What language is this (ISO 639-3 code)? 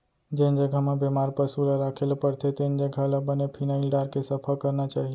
hne